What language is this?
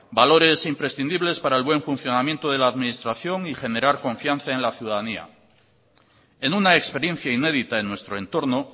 Spanish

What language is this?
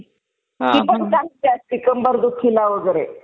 Marathi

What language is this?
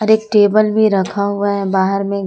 Hindi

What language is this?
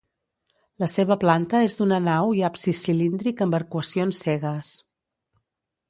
Catalan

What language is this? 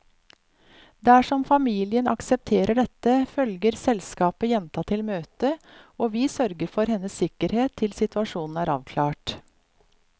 Norwegian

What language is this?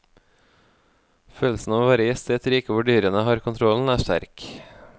Norwegian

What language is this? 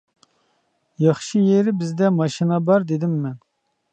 Uyghur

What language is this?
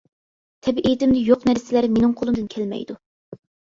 Uyghur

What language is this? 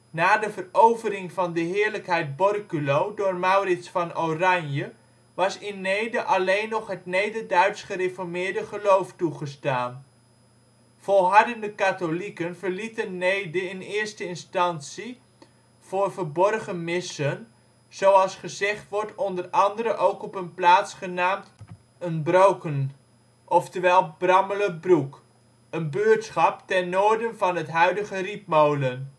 Dutch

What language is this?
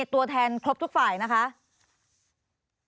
Thai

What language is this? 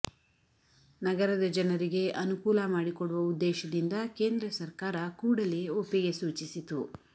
Kannada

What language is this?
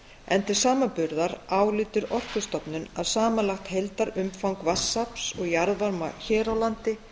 Icelandic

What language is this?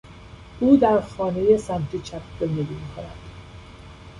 Persian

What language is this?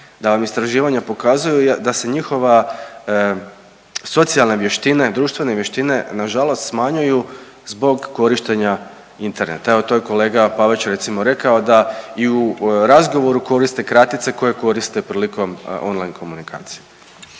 Croatian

